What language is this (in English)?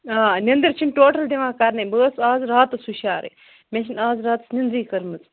Kashmiri